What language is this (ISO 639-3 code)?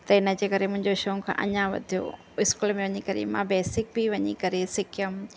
snd